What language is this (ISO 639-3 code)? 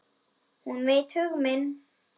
isl